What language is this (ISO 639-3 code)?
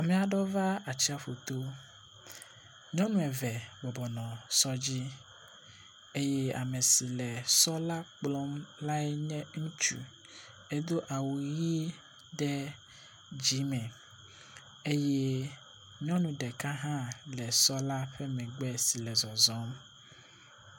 ewe